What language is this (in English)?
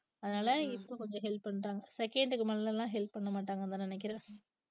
Tamil